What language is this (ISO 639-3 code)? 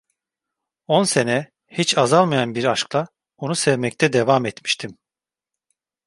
tur